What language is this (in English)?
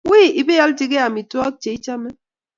Kalenjin